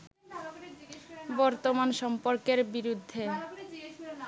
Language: Bangla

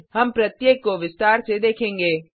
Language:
Hindi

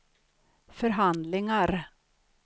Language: Swedish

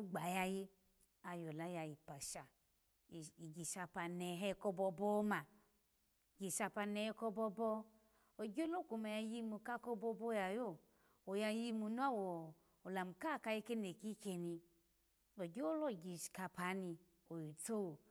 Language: Alago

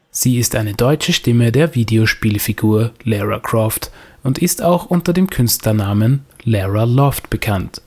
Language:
German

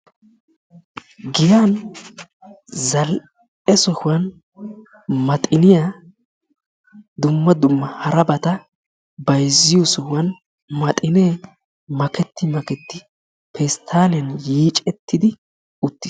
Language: Wolaytta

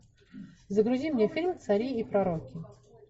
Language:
Russian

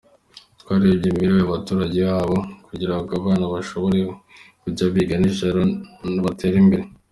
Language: Kinyarwanda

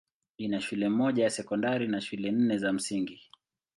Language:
Swahili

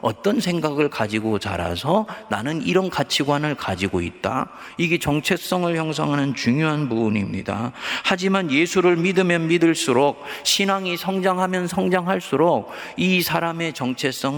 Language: Korean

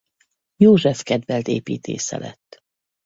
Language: Hungarian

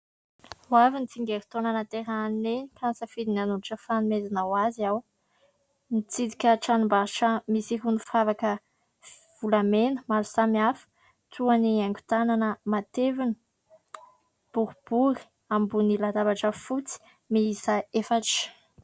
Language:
Malagasy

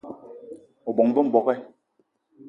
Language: Eton (Cameroon)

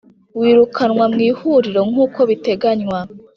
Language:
Kinyarwanda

